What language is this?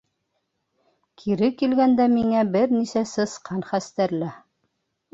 Bashkir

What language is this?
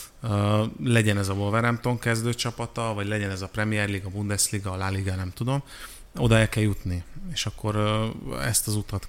Hungarian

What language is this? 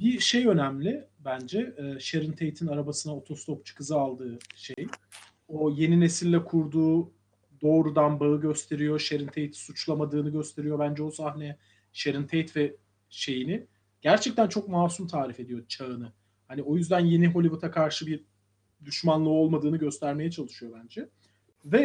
Turkish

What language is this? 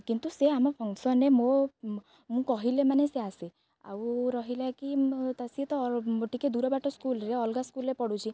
Odia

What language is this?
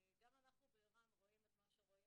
Hebrew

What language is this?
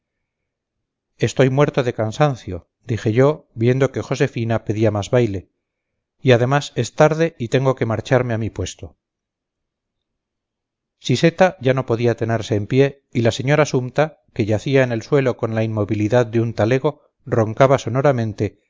Spanish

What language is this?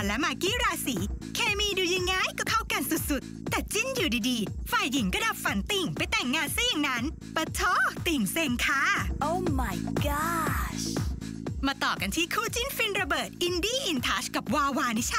Thai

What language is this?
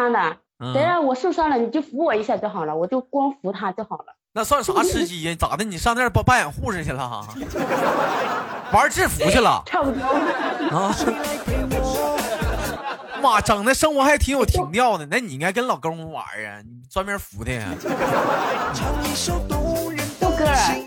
Chinese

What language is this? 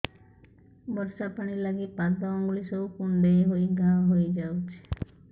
Odia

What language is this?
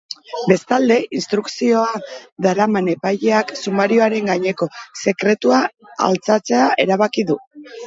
Basque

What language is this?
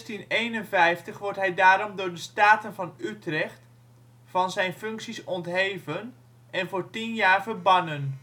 Dutch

